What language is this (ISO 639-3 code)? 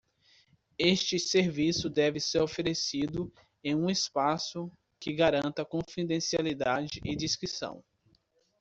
por